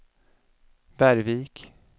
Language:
Swedish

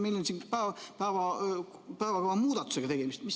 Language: Estonian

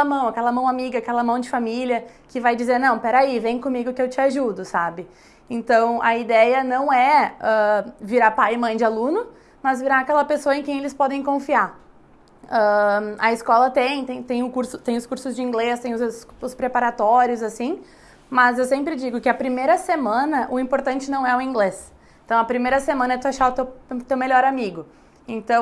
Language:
Portuguese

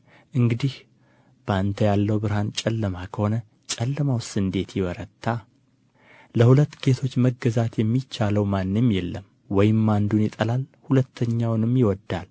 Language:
Amharic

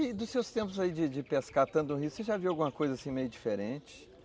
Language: Portuguese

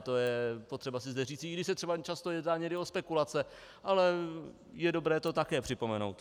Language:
Czech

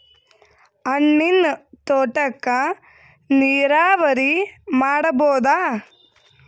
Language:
Kannada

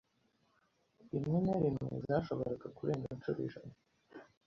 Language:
Kinyarwanda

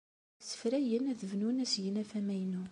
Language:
Kabyle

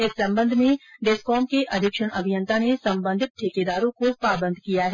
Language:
Hindi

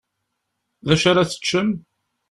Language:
Kabyle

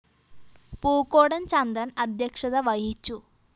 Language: Malayalam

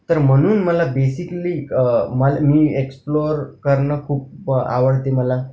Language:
Marathi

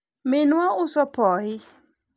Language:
Luo (Kenya and Tanzania)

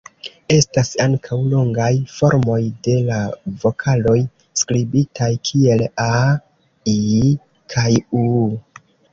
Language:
Esperanto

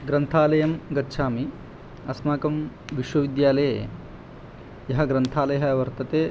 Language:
Sanskrit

